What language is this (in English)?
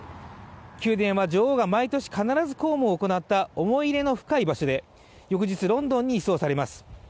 Japanese